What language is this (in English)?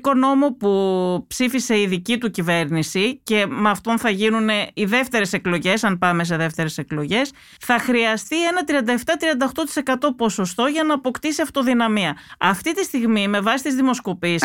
Greek